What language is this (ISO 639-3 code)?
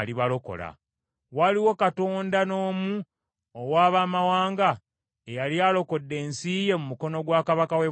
lug